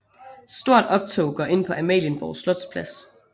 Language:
Danish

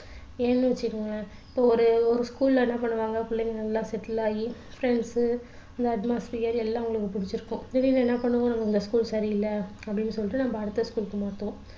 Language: Tamil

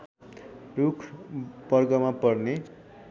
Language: Nepali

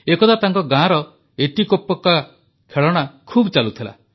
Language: Odia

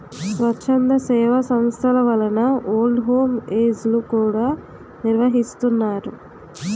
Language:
Telugu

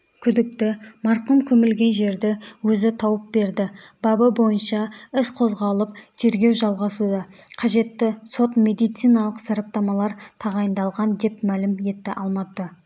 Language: Kazakh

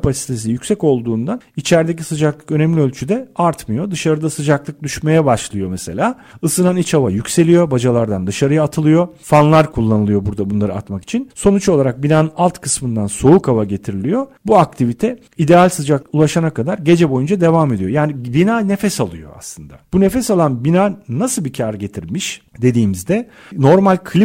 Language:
Turkish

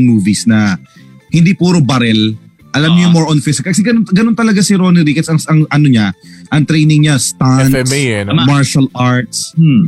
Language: Filipino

